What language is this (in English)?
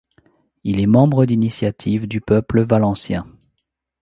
French